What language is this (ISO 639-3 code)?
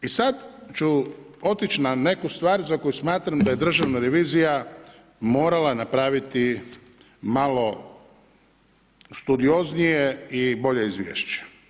hrv